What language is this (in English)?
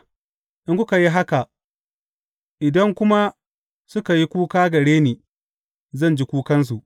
Hausa